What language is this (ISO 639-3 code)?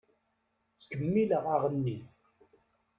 kab